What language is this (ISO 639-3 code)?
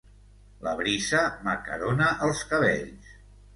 cat